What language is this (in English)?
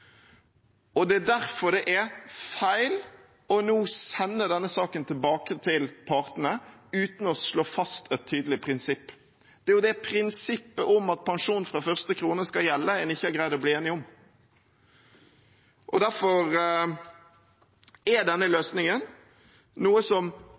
Norwegian Bokmål